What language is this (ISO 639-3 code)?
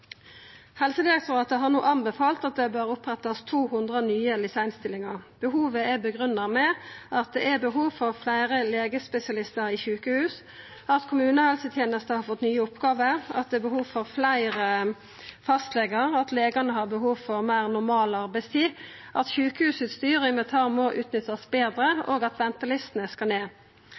nno